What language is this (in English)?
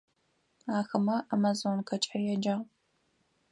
Adyghe